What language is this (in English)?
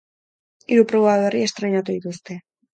Basque